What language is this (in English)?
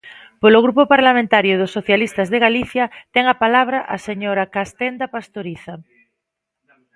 Galician